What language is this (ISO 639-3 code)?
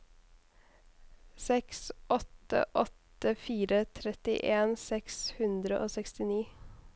nor